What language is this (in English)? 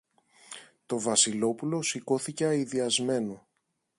Greek